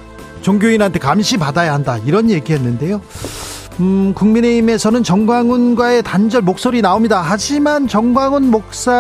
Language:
Korean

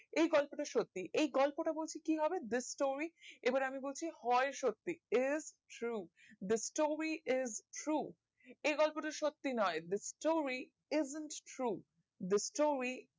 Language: Bangla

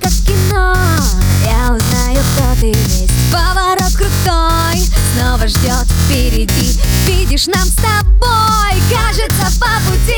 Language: Russian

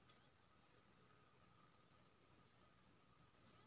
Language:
Maithili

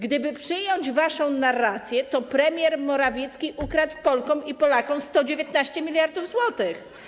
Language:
Polish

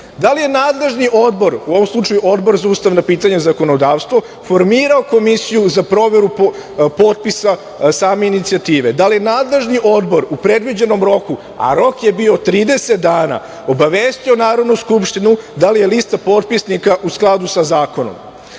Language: Serbian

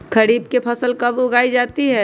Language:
Magahi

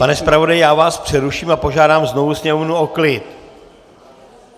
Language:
Czech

